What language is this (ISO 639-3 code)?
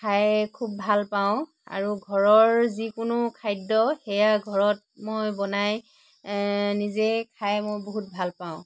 asm